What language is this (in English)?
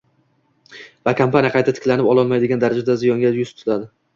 Uzbek